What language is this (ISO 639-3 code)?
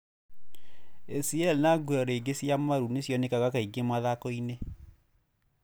kik